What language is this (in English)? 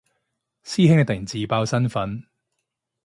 Cantonese